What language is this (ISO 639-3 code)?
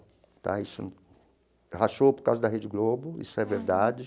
por